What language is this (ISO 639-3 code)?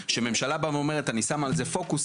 heb